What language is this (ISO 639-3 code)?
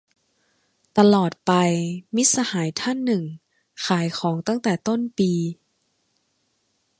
tha